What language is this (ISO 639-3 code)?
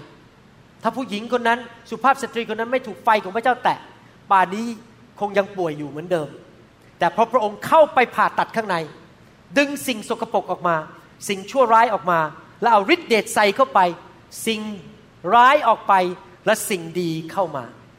tha